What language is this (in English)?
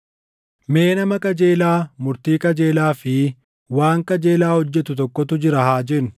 Oromo